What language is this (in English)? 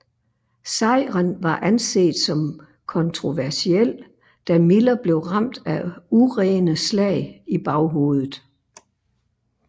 Danish